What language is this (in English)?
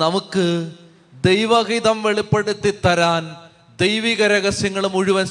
Malayalam